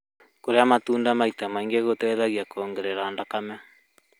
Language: Kikuyu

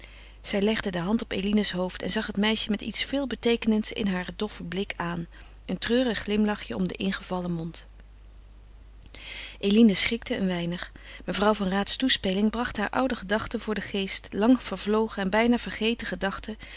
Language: Dutch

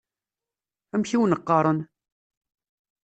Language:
Kabyle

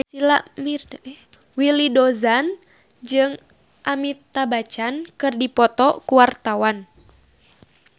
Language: Sundanese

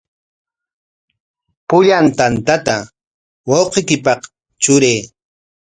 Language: Corongo Ancash Quechua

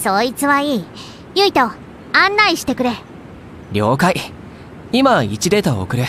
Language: Japanese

